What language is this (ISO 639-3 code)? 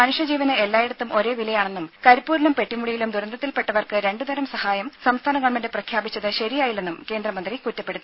mal